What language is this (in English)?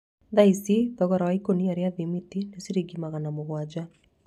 Kikuyu